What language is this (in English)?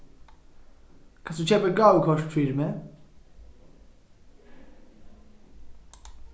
Faroese